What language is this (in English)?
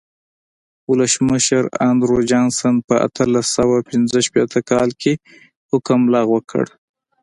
Pashto